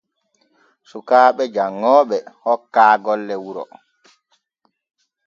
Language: Borgu Fulfulde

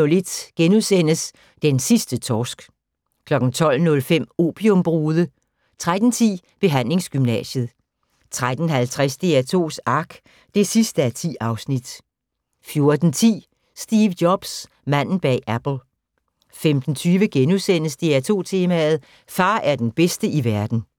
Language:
Danish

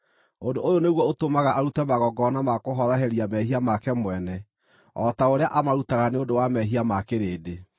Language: Kikuyu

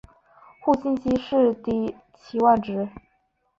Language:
Chinese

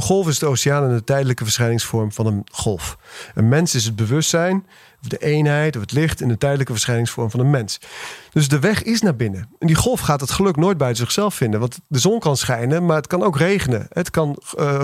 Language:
Dutch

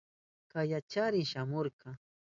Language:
Southern Pastaza Quechua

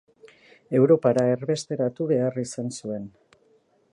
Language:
Basque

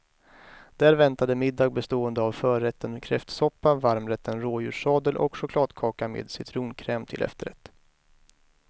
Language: Swedish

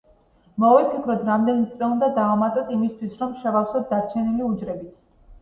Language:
Georgian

